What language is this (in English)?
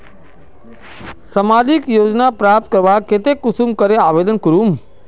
Magahi